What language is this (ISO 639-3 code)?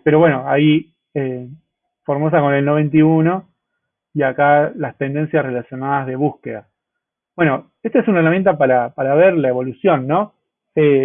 spa